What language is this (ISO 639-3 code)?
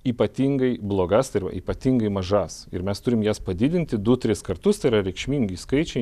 lit